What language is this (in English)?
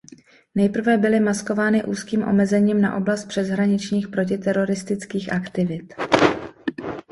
Czech